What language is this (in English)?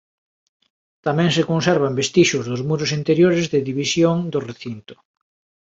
Galician